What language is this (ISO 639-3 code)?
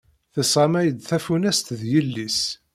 kab